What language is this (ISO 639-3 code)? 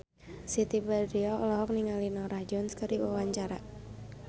sun